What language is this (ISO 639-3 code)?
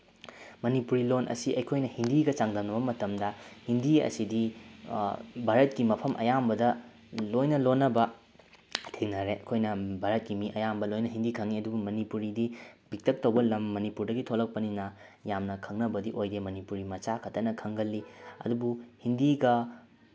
mni